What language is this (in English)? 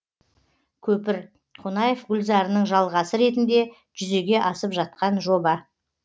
Kazakh